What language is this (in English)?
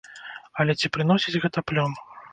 Belarusian